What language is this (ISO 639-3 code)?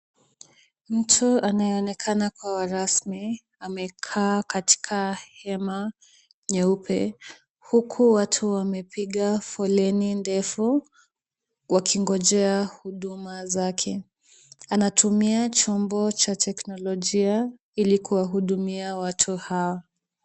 swa